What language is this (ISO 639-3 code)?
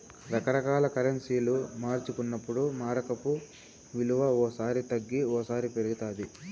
tel